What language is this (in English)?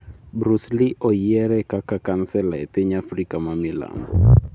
Luo (Kenya and Tanzania)